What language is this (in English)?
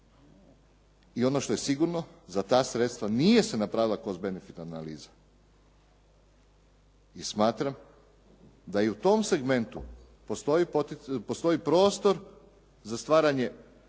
Croatian